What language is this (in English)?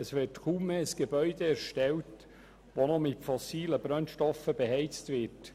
Swiss German